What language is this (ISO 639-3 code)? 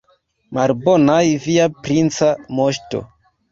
epo